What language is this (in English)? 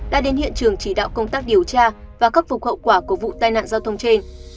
Vietnamese